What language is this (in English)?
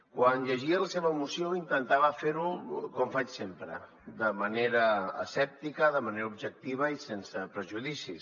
Catalan